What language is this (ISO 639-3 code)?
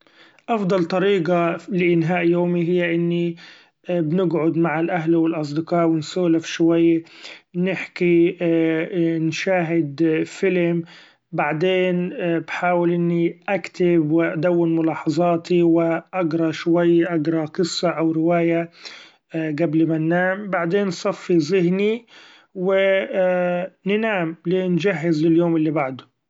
afb